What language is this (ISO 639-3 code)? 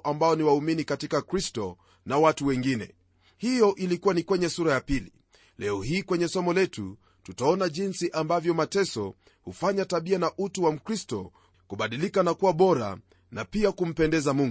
swa